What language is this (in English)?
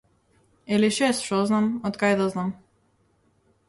Macedonian